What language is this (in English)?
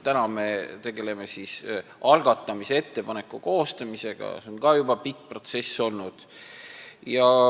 Estonian